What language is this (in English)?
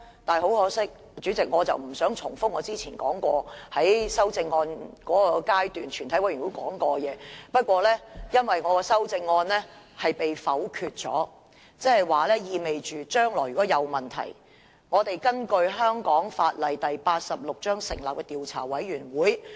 Cantonese